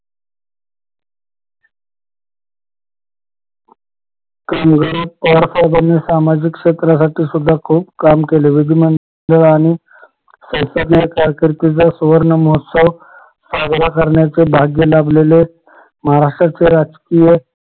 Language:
Marathi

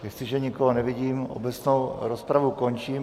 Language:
Czech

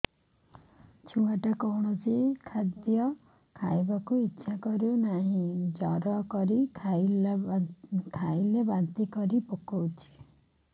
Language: Odia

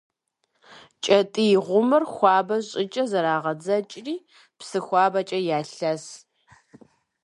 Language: Kabardian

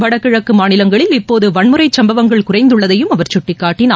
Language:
Tamil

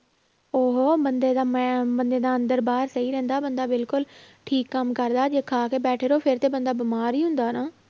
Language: Punjabi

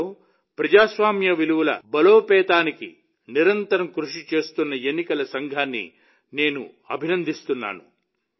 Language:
Telugu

